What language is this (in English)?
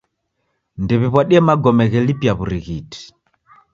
Taita